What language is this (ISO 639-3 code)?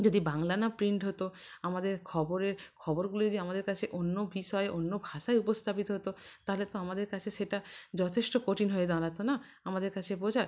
ben